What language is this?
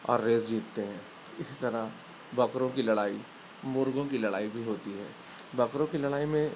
Urdu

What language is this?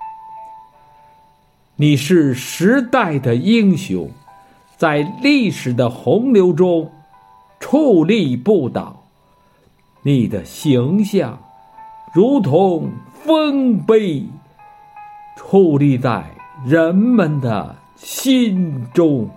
Chinese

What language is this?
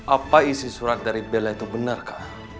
Indonesian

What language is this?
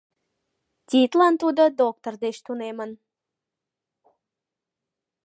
Mari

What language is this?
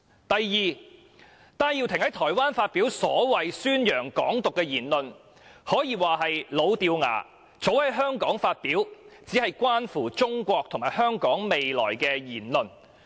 Cantonese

